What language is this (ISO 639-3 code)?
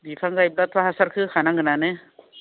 brx